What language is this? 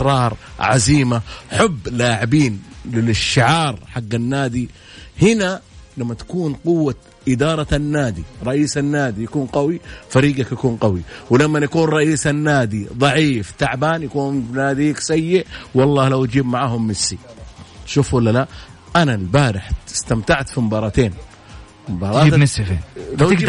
Arabic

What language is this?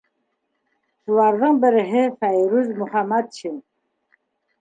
Bashkir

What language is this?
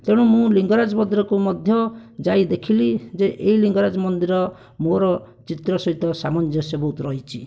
Odia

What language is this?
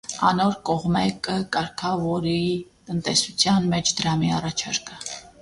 Armenian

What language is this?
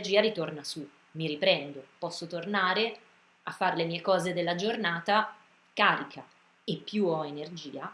Italian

